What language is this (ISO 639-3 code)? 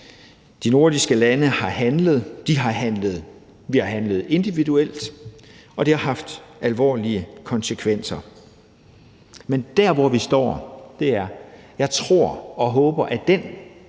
dan